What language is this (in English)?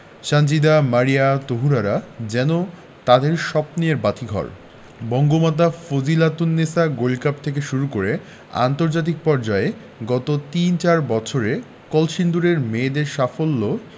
Bangla